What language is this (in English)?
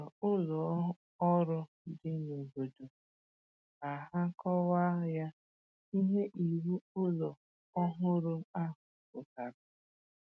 Igbo